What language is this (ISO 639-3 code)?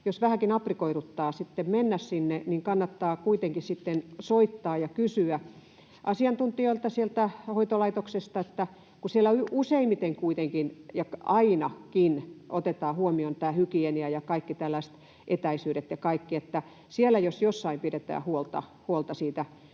fin